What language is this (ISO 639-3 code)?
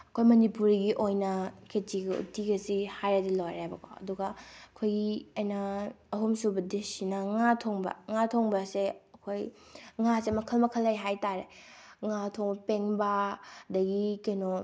mni